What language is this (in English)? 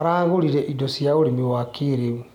Kikuyu